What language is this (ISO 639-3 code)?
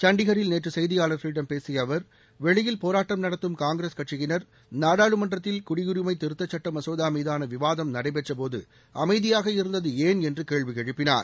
tam